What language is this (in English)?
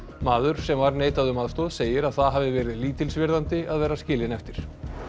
Icelandic